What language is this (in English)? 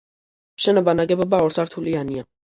Georgian